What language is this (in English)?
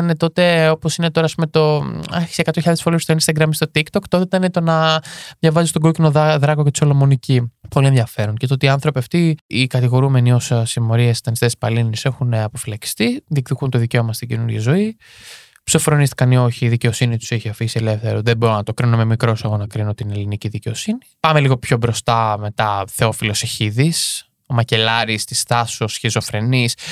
Greek